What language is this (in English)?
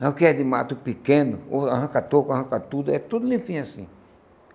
Portuguese